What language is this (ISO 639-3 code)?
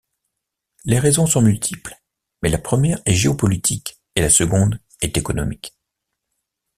fra